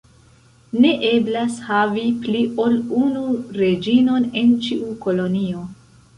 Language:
Esperanto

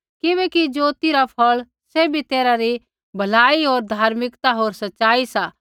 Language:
Kullu Pahari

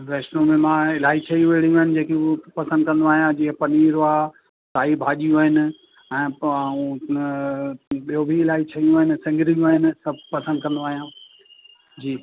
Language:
Sindhi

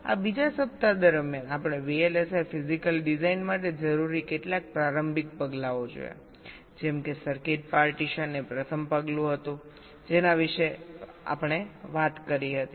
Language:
Gujarati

